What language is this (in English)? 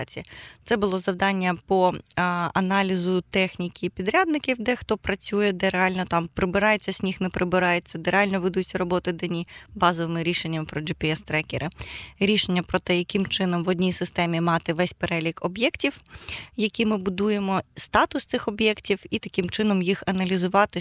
Ukrainian